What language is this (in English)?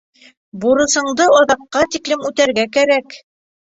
Bashkir